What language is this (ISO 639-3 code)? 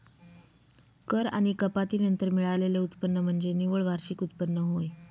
mar